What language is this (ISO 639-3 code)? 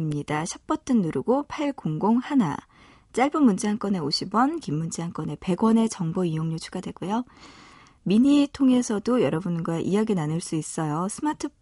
kor